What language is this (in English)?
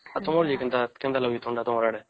Odia